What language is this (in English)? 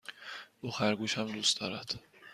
Persian